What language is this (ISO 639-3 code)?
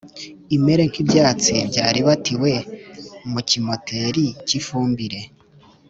kin